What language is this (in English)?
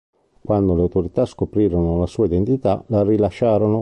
Italian